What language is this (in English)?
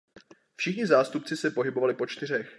Czech